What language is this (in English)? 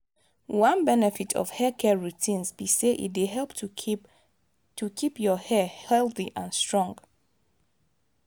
Nigerian Pidgin